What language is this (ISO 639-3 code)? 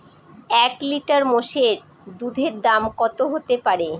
ben